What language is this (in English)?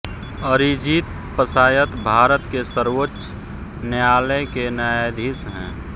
Hindi